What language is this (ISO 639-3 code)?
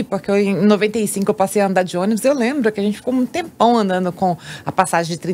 por